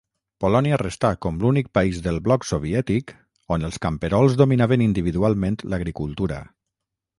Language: Catalan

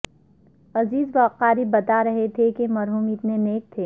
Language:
Urdu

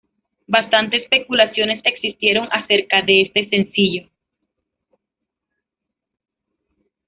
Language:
Spanish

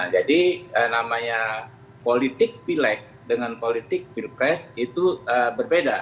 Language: Indonesian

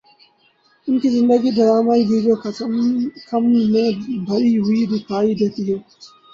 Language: Urdu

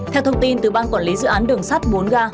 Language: Vietnamese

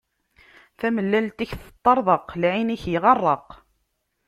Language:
Kabyle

